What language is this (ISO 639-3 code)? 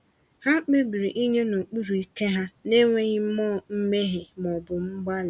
ibo